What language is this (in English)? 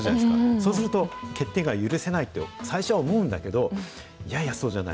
Japanese